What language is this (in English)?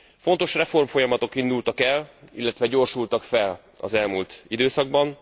Hungarian